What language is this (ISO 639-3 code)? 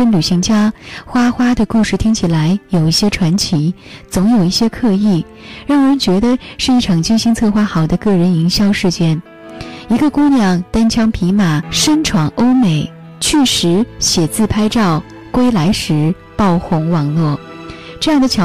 zho